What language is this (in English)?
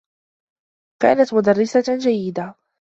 Arabic